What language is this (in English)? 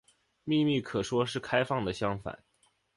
Chinese